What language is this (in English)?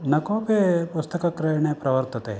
Sanskrit